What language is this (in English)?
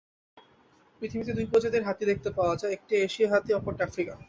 Bangla